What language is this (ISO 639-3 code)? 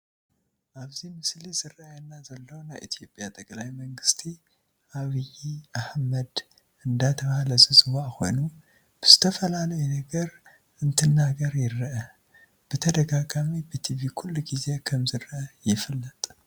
tir